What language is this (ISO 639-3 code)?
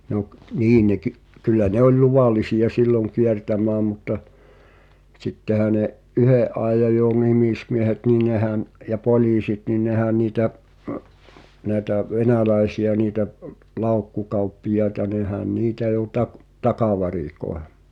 fin